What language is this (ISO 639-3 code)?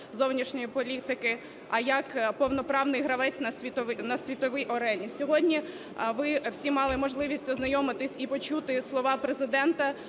ukr